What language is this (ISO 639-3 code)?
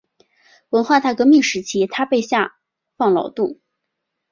zho